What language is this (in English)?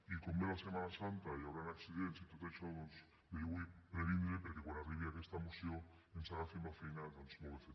Catalan